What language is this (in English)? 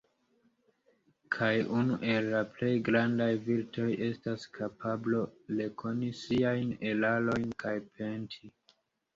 Esperanto